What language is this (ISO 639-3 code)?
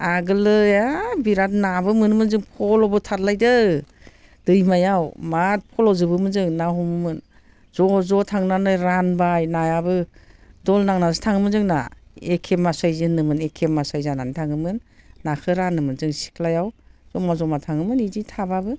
brx